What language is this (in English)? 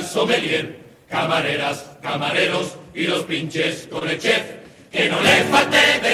Spanish